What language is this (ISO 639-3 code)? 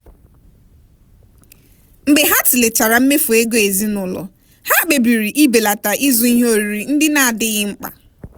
ibo